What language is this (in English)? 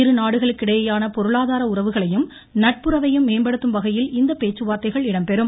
Tamil